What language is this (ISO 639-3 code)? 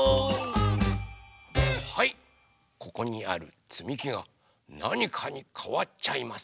jpn